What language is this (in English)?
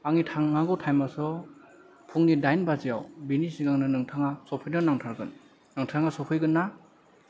Bodo